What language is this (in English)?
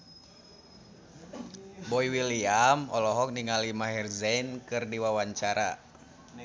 Sundanese